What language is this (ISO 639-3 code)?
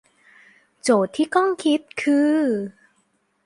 tha